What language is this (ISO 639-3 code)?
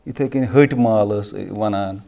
kas